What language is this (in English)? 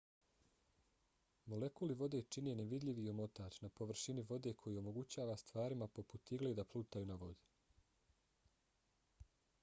Bosnian